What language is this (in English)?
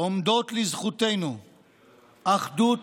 Hebrew